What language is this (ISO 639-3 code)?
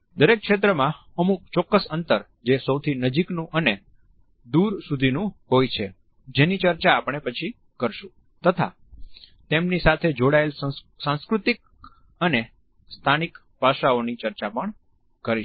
guj